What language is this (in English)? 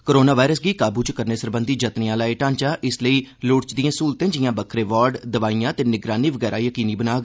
Dogri